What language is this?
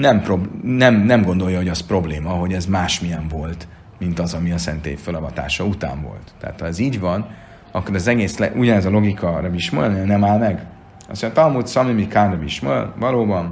Hungarian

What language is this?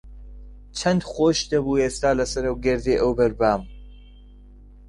Central Kurdish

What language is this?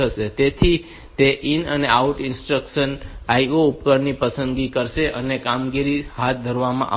Gujarati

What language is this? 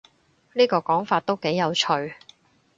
Cantonese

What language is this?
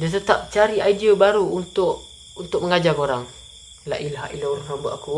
Malay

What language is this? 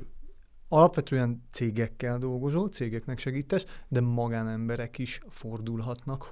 Hungarian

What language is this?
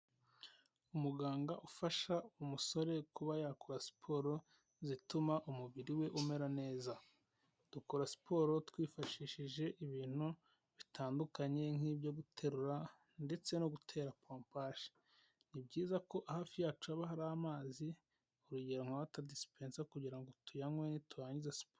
Kinyarwanda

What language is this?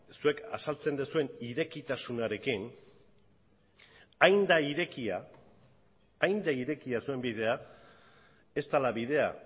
Basque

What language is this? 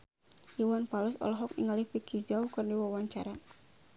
Sundanese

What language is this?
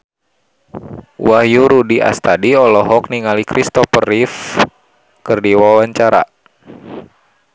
Sundanese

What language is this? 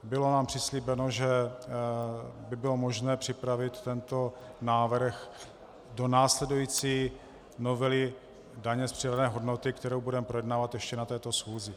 Czech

